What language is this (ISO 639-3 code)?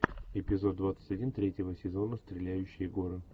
rus